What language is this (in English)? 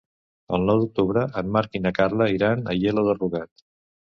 Catalan